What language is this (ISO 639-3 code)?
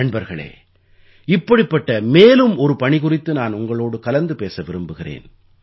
tam